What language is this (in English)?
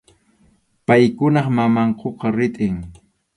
Arequipa-La Unión Quechua